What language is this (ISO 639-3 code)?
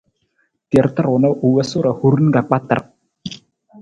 nmz